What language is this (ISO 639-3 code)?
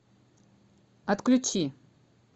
rus